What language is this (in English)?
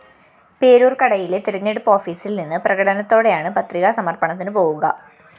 Malayalam